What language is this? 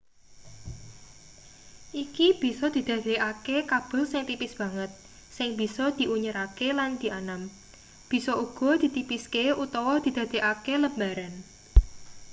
Javanese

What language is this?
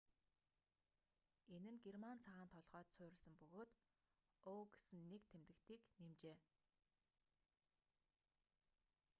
Mongolian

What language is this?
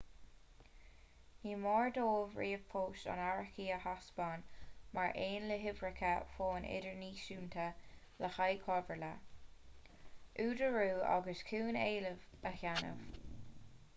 Irish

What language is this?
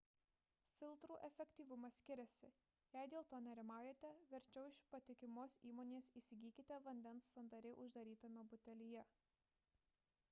Lithuanian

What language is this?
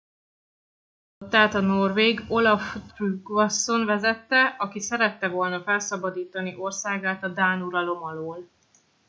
Hungarian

